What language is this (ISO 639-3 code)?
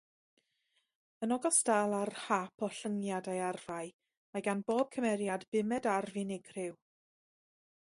cym